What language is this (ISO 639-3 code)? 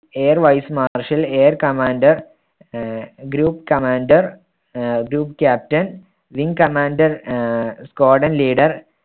mal